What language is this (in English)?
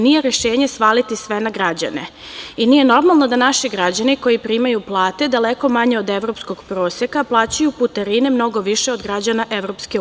Serbian